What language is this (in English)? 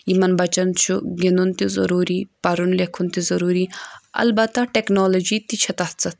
Kashmiri